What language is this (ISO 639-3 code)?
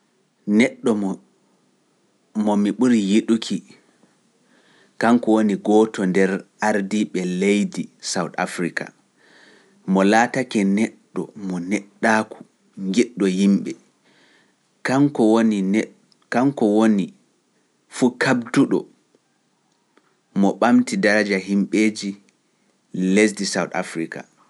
fuf